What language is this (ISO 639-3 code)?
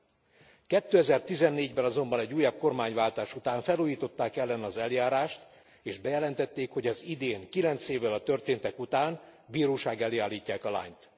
hun